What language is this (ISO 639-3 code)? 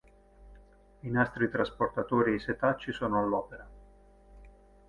ita